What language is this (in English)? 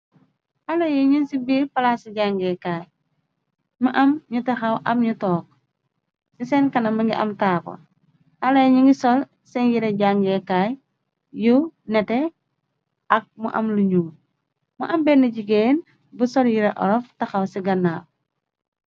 Wolof